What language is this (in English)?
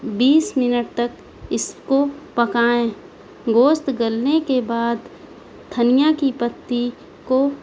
Urdu